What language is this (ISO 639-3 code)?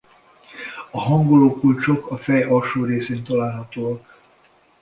hun